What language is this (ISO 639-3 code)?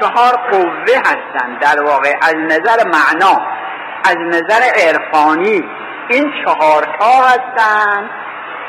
fas